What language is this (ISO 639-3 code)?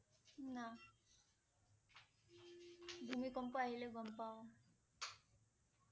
asm